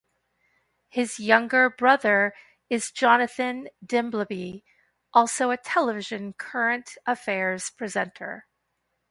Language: English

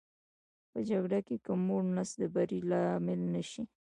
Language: Pashto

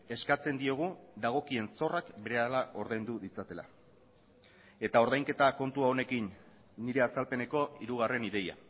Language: Basque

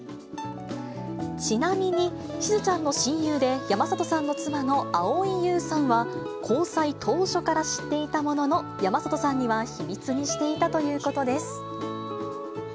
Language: Japanese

